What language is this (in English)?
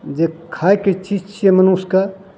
Maithili